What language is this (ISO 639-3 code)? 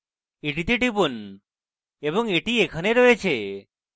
ben